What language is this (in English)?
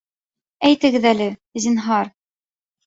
Bashkir